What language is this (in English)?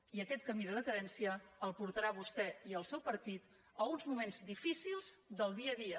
Catalan